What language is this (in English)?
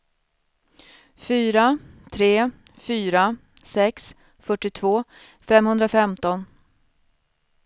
Swedish